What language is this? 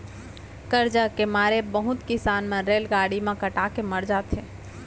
Chhattisgarhi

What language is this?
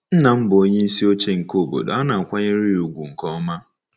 Igbo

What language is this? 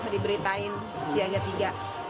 Indonesian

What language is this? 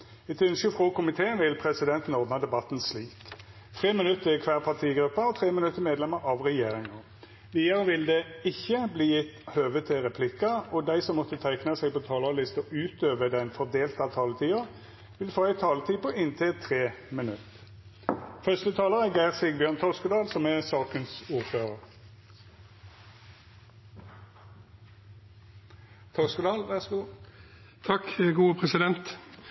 Norwegian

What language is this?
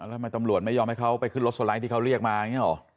Thai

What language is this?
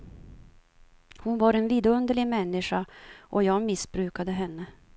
Swedish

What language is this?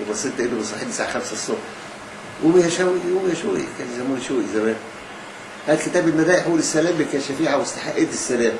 Arabic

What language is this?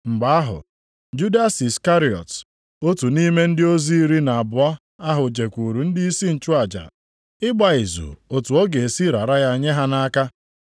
Igbo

